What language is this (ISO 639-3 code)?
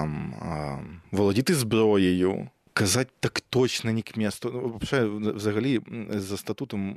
ukr